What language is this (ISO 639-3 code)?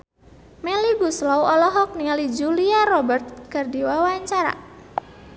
sun